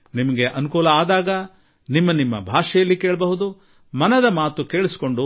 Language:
Kannada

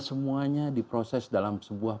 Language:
Indonesian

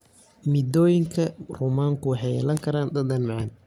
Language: Somali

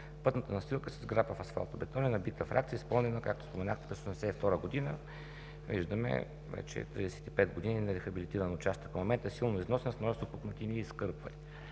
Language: Bulgarian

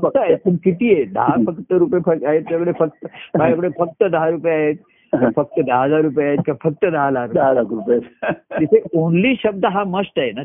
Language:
Marathi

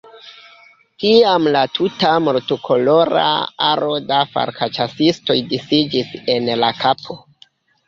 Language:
Esperanto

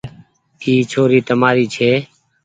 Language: Goaria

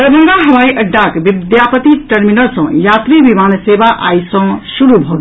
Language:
Maithili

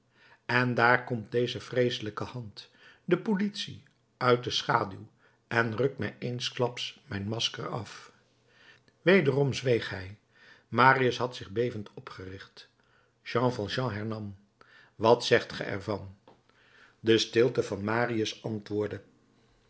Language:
Dutch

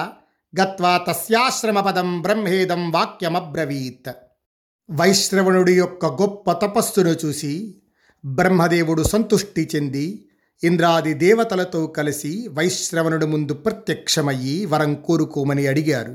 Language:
Telugu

